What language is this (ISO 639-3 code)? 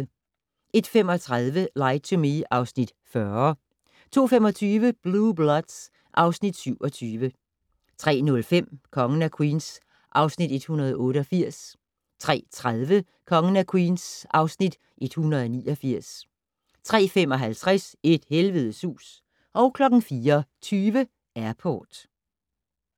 dan